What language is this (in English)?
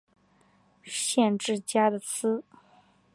Chinese